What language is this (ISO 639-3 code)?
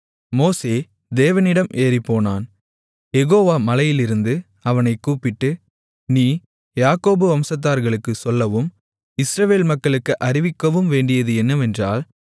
tam